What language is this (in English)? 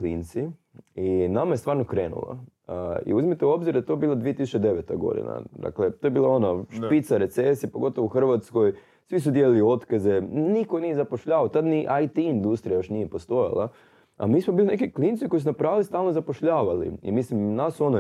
Croatian